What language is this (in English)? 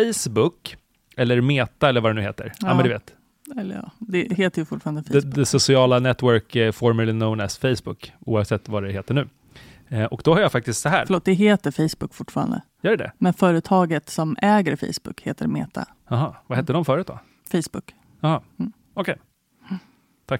Swedish